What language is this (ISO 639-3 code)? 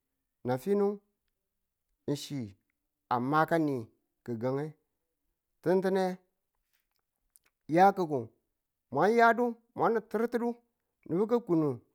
tul